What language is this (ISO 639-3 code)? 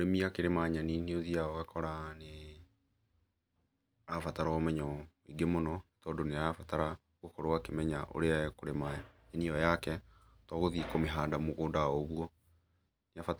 kik